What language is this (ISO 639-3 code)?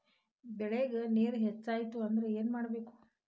kan